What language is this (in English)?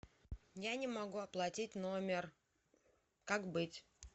Russian